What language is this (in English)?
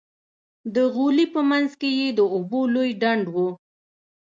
Pashto